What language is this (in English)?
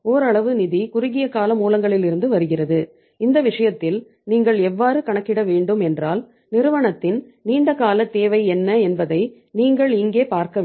Tamil